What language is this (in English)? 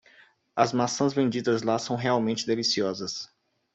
Portuguese